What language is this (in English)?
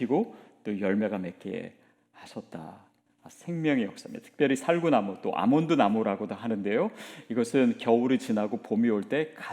Korean